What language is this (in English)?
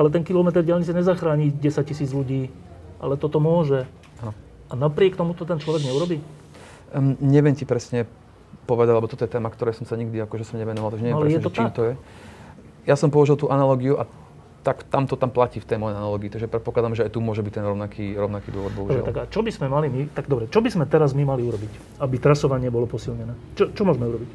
Slovak